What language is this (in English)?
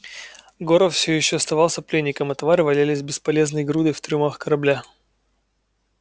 Russian